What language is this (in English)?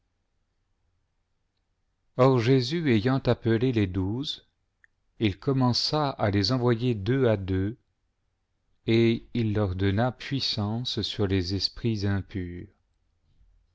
French